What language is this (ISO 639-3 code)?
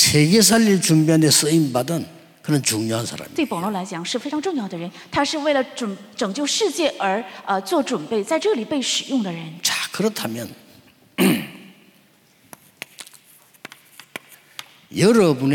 kor